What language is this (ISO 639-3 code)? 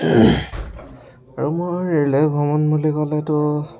asm